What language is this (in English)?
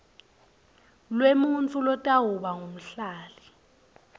Swati